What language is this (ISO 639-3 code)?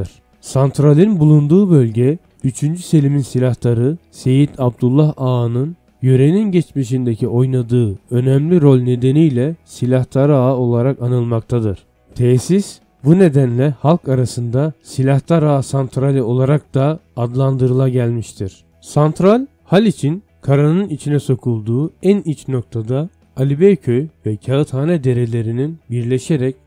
tur